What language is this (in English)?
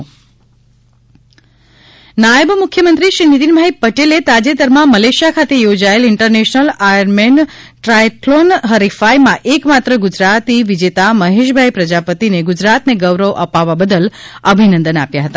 Gujarati